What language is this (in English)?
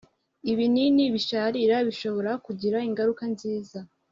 Kinyarwanda